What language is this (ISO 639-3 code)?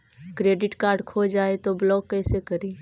mag